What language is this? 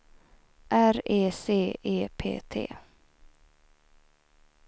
Swedish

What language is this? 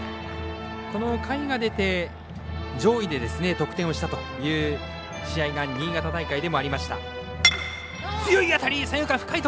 Japanese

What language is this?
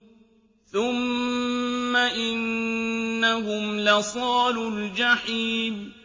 Arabic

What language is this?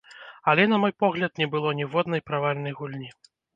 Belarusian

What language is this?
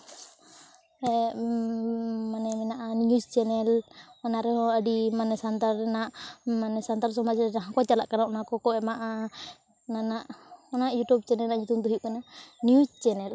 Santali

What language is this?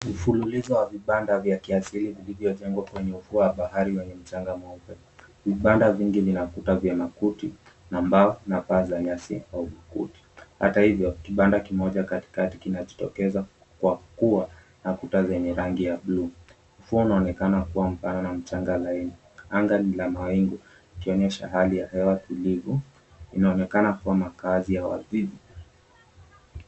Swahili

